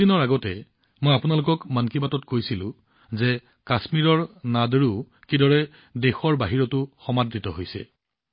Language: Assamese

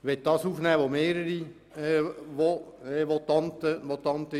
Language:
Swiss German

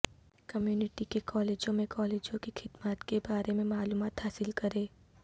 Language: Urdu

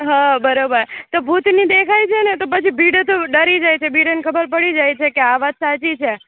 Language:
Gujarati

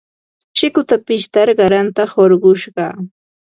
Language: Ambo-Pasco Quechua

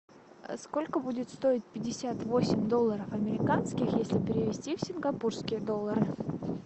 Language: Russian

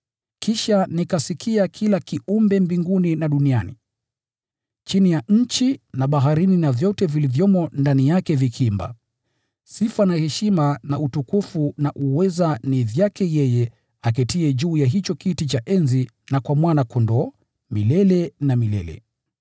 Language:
Swahili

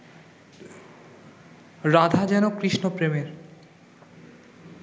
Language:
Bangla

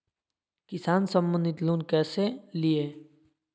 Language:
Magahi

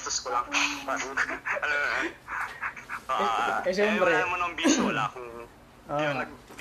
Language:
Filipino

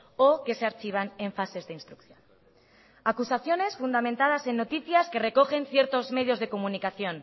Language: Spanish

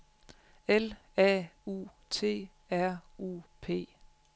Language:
Danish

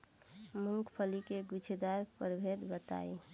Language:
Bhojpuri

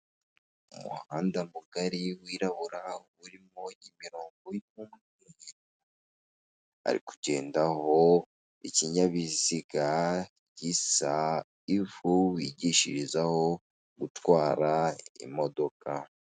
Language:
Kinyarwanda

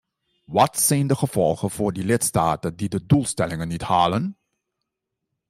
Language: Dutch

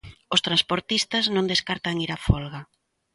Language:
Galician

